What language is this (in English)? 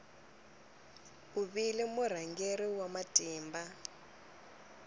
Tsonga